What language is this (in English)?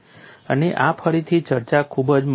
Gujarati